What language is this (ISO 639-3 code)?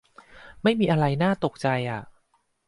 tha